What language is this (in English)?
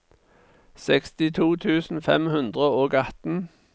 Norwegian